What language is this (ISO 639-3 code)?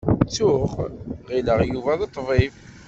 kab